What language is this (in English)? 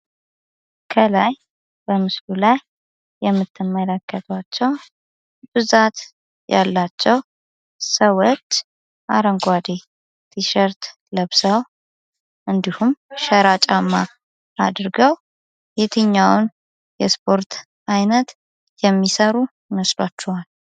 Amharic